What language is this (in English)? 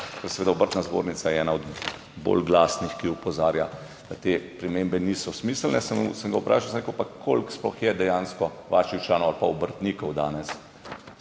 Slovenian